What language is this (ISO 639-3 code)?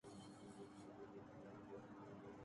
urd